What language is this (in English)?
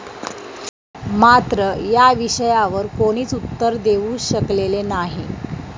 Marathi